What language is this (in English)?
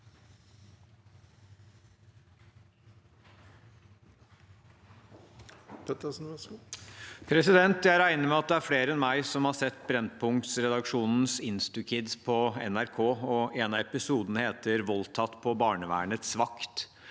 Norwegian